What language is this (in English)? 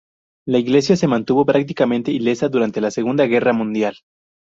Spanish